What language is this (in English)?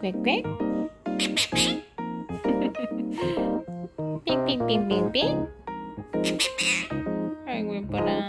Vietnamese